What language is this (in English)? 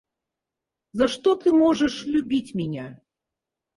Russian